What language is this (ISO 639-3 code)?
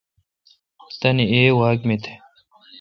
xka